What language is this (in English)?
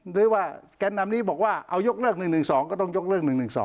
Thai